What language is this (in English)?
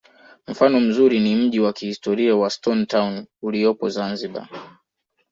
Swahili